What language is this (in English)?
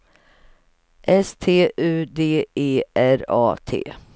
Swedish